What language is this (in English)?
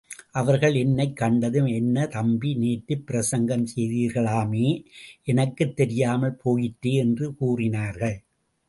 Tamil